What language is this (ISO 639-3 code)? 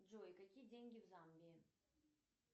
rus